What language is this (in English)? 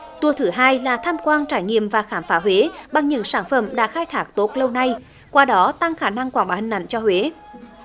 Vietnamese